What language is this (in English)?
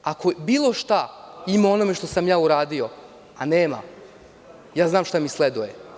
Serbian